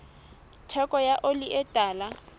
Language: Southern Sotho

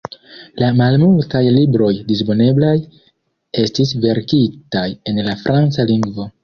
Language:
Esperanto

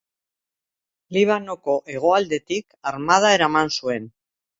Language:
Basque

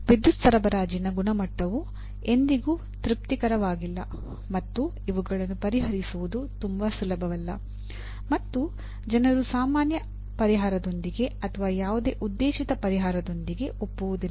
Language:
Kannada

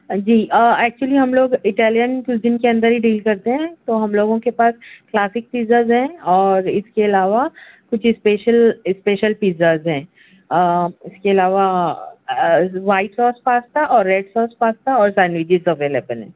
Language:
Urdu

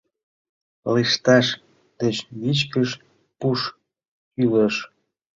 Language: Mari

